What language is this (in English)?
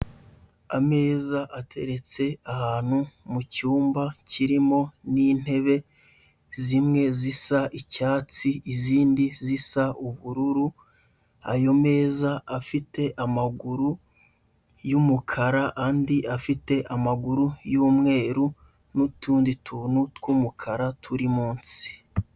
Kinyarwanda